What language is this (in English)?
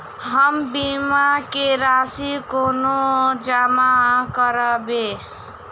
Maithili